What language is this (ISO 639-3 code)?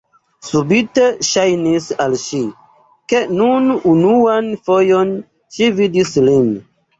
epo